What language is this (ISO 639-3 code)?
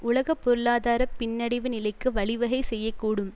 tam